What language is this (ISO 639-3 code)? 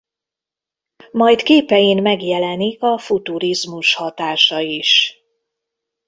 hun